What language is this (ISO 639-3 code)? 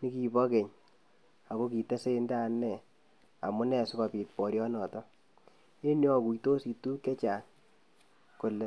kln